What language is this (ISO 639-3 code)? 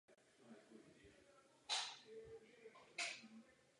ces